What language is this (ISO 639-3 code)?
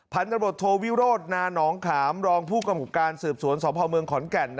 tha